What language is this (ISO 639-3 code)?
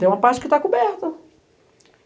por